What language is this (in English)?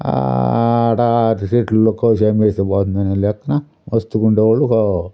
Telugu